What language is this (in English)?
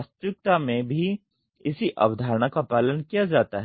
Hindi